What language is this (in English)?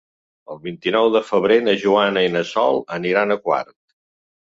Catalan